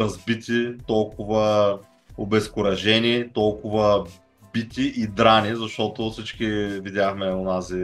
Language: Bulgarian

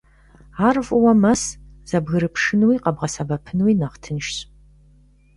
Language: Kabardian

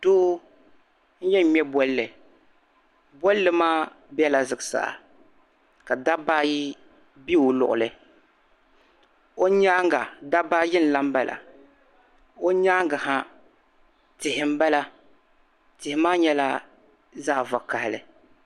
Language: Dagbani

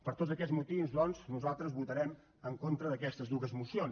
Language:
Catalan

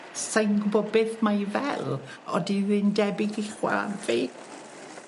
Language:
Welsh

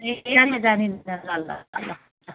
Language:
Nepali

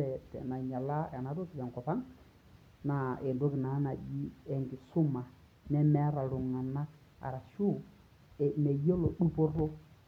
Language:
Masai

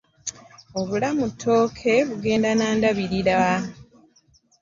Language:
Ganda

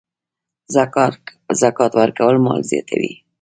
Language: Pashto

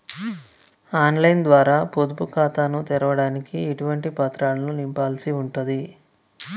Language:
Telugu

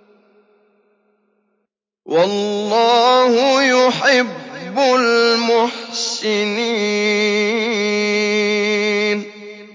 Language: Arabic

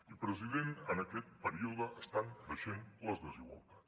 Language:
Catalan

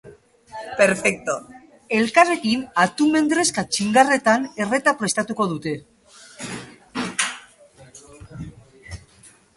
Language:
Basque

